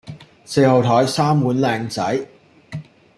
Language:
Cantonese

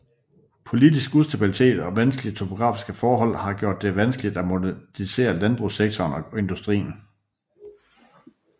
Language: Danish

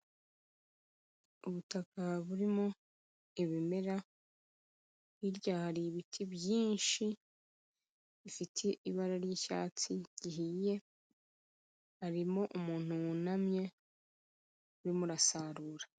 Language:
Kinyarwanda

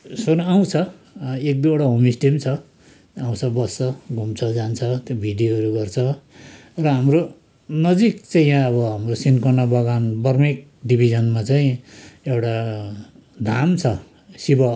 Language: Nepali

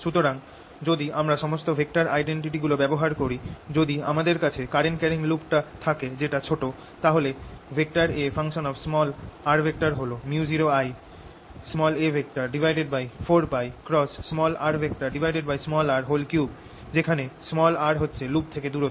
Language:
Bangla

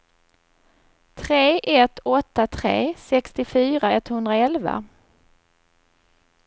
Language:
Swedish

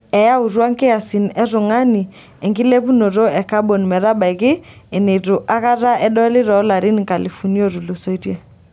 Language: Masai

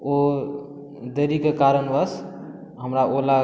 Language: Maithili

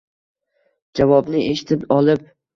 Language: Uzbek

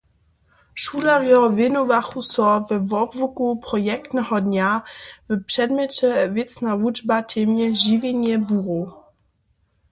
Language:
Upper Sorbian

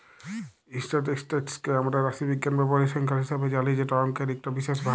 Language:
Bangla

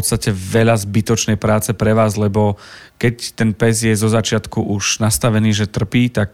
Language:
Slovak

